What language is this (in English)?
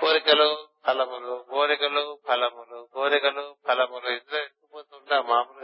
Telugu